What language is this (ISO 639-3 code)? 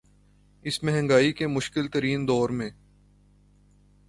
urd